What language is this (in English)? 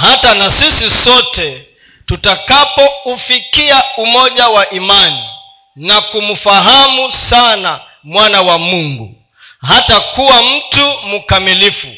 Swahili